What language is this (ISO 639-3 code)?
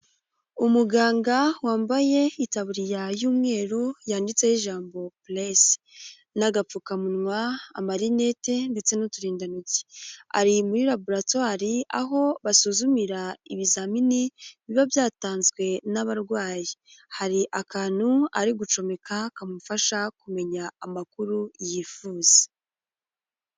kin